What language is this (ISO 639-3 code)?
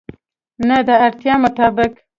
pus